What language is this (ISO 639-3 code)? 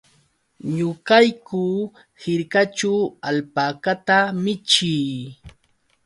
qux